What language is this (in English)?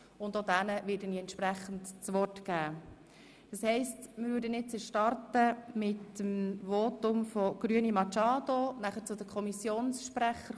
Swiss German